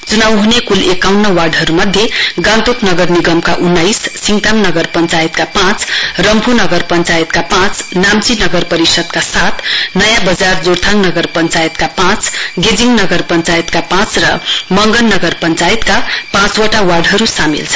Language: Nepali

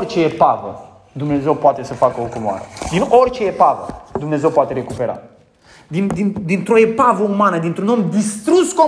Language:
Romanian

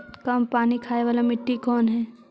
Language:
Magahi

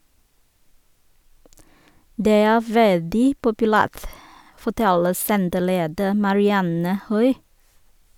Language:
Norwegian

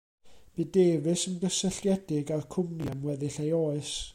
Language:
Welsh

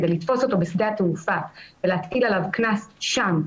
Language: Hebrew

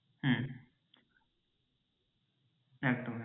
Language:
Bangla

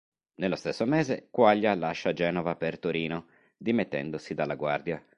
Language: Italian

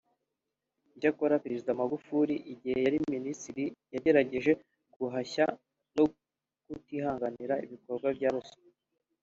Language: Kinyarwanda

